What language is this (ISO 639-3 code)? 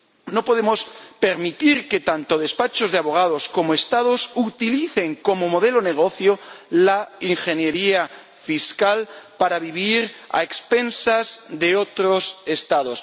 spa